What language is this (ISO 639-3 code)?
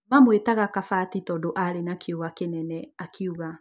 kik